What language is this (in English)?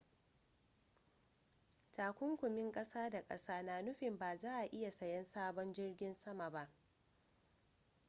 Hausa